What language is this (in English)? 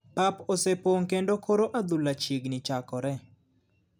Luo (Kenya and Tanzania)